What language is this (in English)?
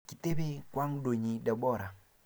Kalenjin